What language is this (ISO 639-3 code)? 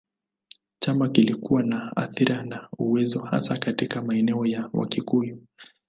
swa